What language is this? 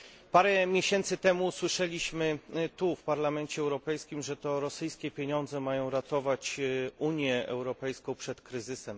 Polish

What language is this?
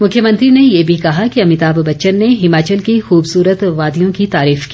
Hindi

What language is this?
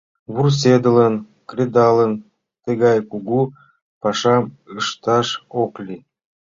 Mari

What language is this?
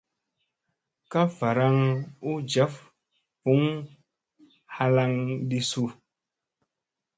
Musey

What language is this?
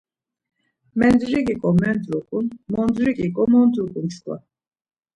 Laz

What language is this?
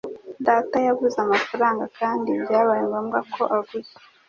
Kinyarwanda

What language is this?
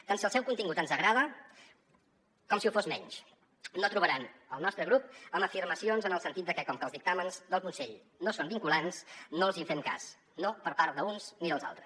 Catalan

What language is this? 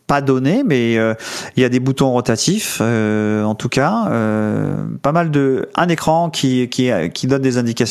French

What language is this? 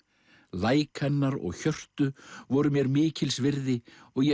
Icelandic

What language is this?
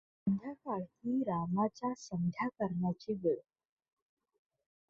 Marathi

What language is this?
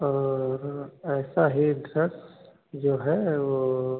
Hindi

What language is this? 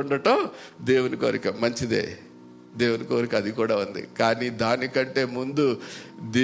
Telugu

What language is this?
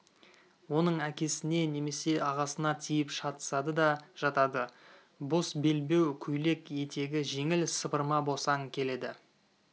Kazakh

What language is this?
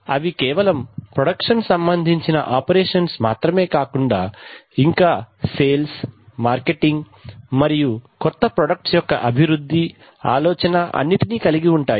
Telugu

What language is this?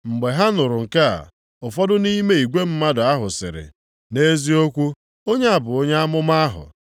Igbo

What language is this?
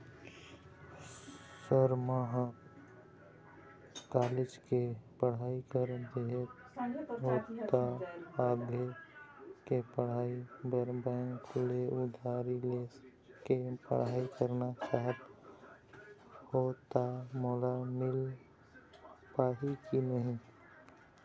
Chhattisgarhi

